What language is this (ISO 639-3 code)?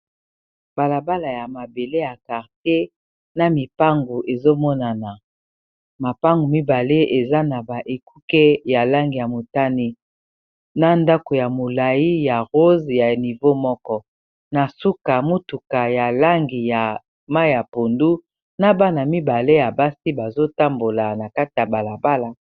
lin